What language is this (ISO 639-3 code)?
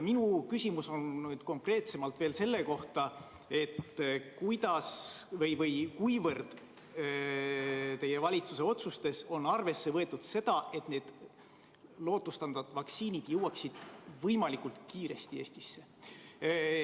est